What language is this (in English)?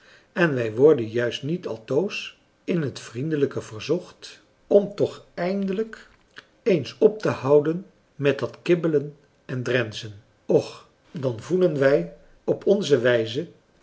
Dutch